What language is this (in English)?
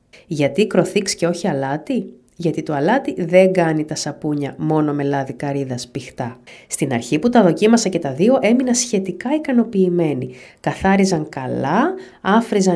Greek